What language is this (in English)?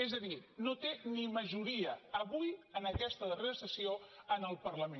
Catalan